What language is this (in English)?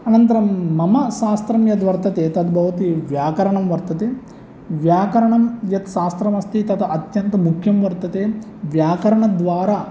Sanskrit